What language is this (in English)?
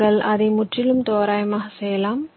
Tamil